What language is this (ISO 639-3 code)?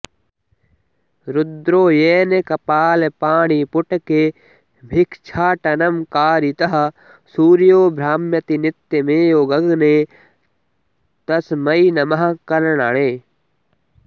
san